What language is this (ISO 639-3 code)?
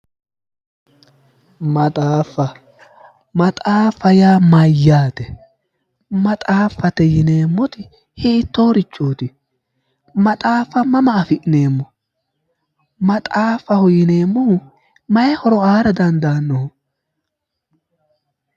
sid